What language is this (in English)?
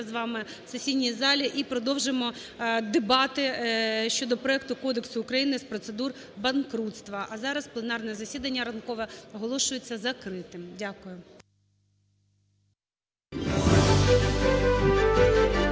Ukrainian